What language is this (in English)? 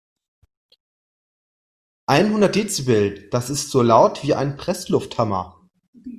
German